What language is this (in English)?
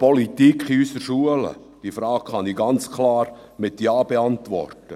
Swiss German